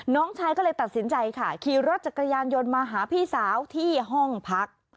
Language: Thai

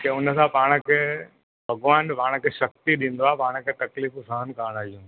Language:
Sindhi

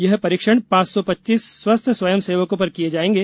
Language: Hindi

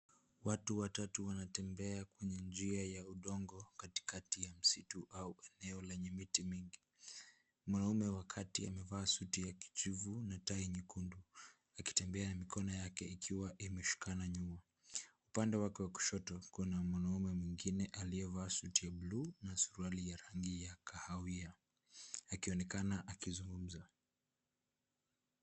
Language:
Swahili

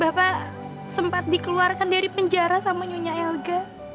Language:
Indonesian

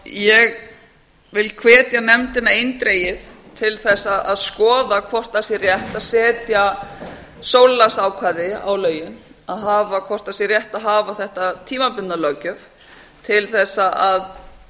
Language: Icelandic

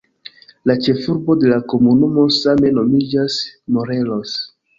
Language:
Esperanto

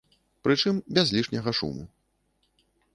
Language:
Belarusian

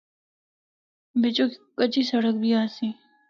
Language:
Northern Hindko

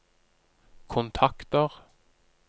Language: Norwegian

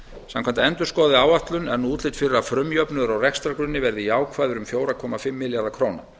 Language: Icelandic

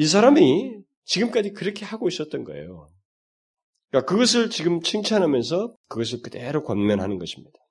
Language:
Korean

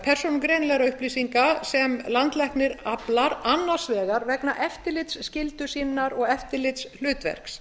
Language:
Icelandic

